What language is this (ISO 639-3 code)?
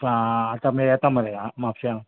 kok